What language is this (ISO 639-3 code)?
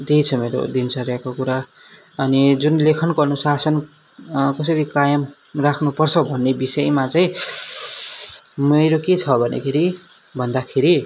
nep